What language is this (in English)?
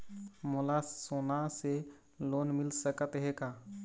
Chhattisgarhi